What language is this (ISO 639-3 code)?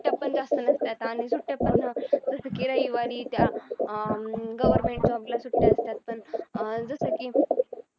mar